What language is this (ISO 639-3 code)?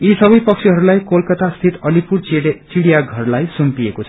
nep